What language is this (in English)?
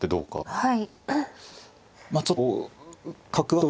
Japanese